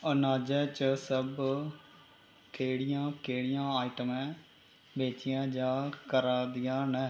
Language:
Dogri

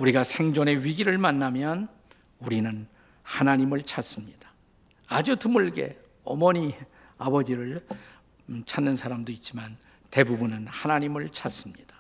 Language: Korean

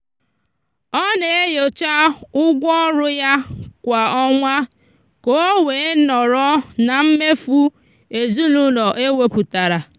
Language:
Igbo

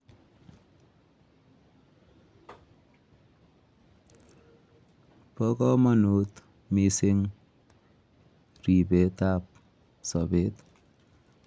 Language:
Kalenjin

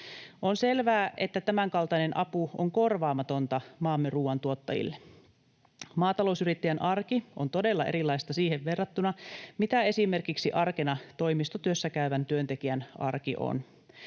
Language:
Finnish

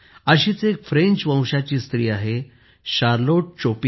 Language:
Marathi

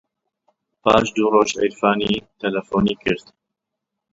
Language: Central Kurdish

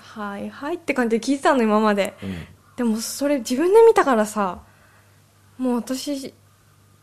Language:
Japanese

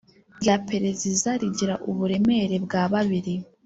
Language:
Kinyarwanda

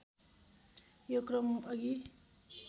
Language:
Nepali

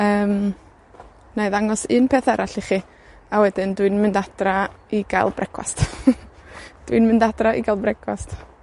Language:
Welsh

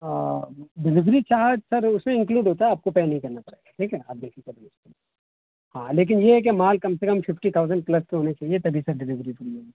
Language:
Urdu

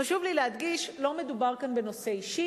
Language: Hebrew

